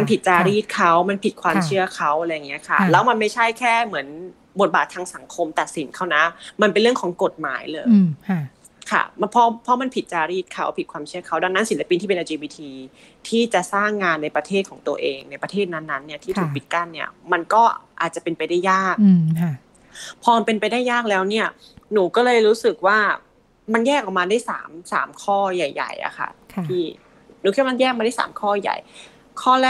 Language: Thai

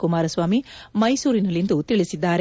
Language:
Kannada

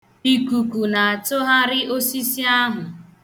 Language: Igbo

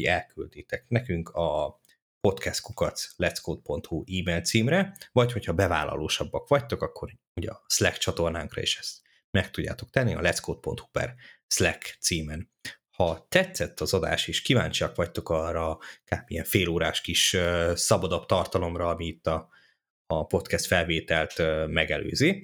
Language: Hungarian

